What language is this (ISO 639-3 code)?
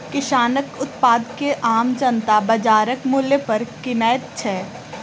mai